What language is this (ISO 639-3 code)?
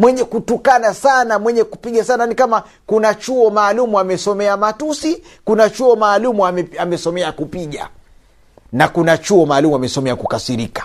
swa